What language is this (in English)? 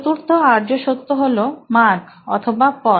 Bangla